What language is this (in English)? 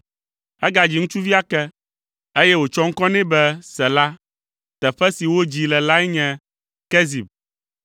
Ewe